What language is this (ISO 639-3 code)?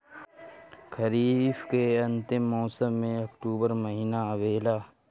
bho